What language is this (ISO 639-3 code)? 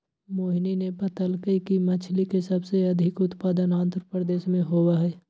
mag